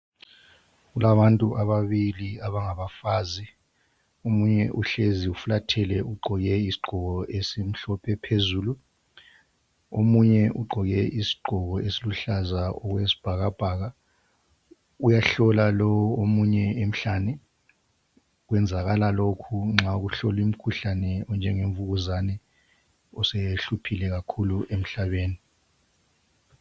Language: North Ndebele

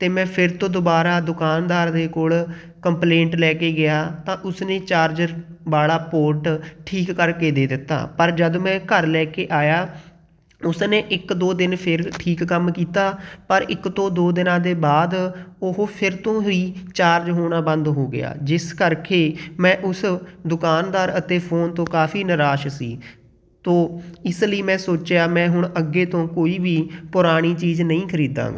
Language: Punjabi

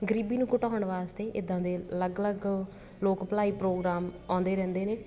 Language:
Punjabi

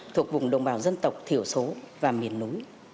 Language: Vietnamese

